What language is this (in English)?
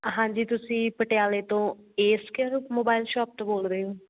Punjabi